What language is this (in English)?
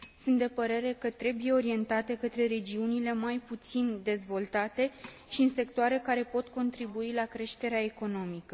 Romanian